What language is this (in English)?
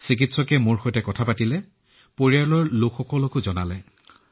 Assamese